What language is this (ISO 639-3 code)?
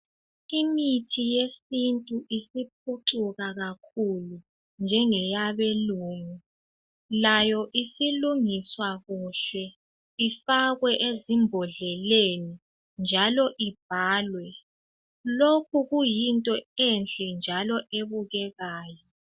nde